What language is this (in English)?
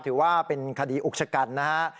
Thai